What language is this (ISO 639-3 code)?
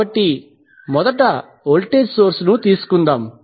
tel